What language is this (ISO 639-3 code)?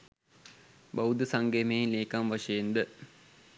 sin